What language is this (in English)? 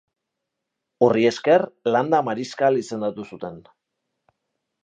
Basque